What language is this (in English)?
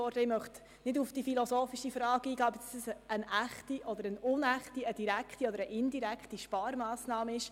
Swiss German